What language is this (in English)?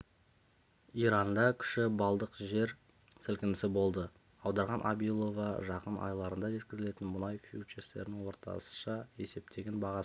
Kazakh